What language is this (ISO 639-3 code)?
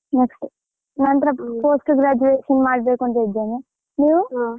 kan